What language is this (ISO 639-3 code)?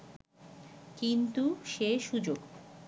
ben